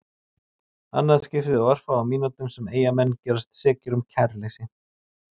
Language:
Icelandic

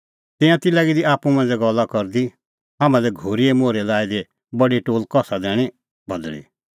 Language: Kullu Pahari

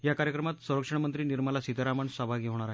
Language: Marathi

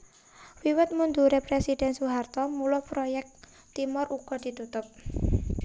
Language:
Javanese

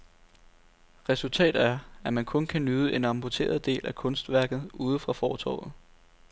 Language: Danish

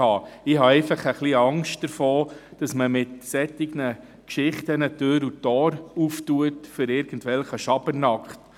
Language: Swiss German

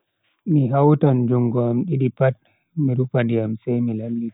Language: Bagirmi Fulfulde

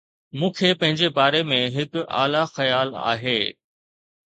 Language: Sindhi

